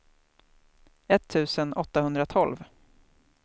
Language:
Swedish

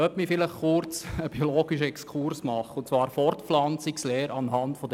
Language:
Swiss German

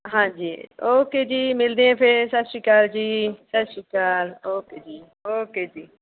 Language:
Punjabi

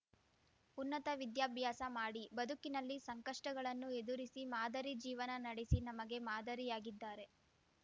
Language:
Kannada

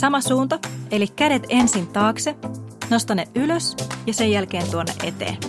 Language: Finnish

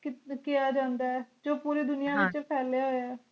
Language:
Punjabi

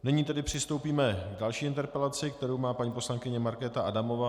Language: Czech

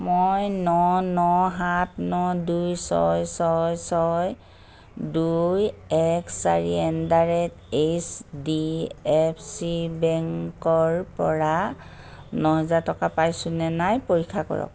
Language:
Assamese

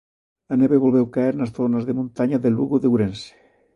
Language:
Galician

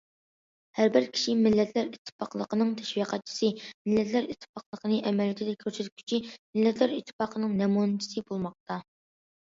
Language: Uyghur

